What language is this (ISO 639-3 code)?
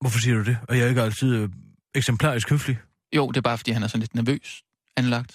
dan